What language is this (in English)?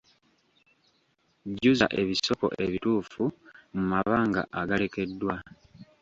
Ganda